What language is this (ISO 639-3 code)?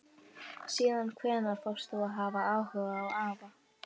isl